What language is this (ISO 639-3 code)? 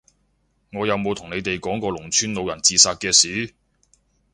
yue